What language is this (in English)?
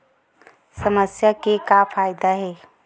Chhattisgarhi